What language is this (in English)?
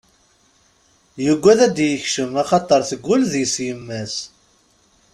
Kabyle